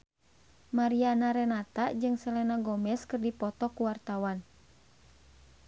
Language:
Sundanese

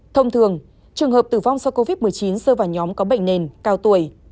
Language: Vietnamese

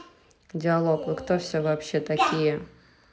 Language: Russian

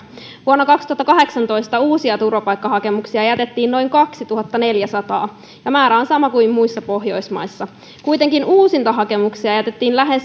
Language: Finnish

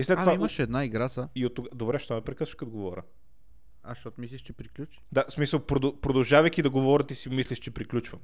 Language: Bulgarian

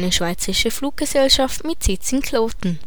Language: German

